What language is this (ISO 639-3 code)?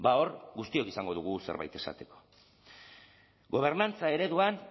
eus